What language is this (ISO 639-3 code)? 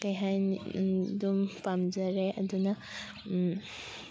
mni